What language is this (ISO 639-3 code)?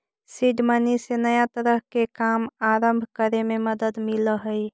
mag